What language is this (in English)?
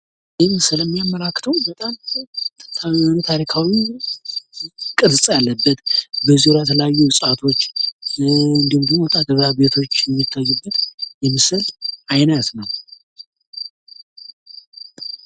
Amharic